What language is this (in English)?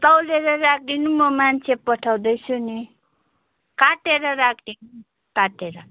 Nepali